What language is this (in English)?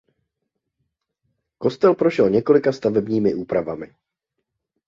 Czech